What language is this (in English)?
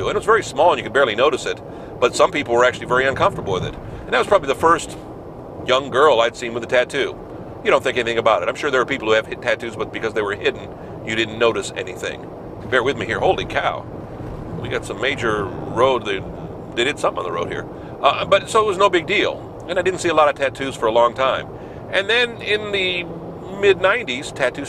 English